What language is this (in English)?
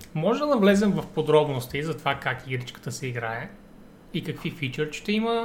Bulgarian